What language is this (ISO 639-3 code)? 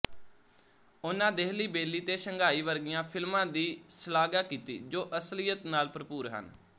pan